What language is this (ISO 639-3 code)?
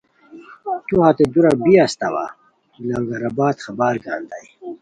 khw